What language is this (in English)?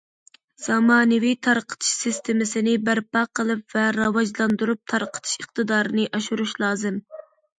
Uyghur